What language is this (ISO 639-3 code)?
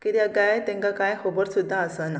kok